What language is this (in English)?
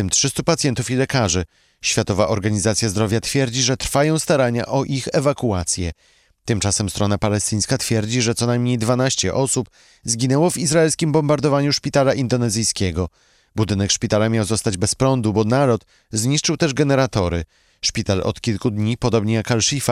Polish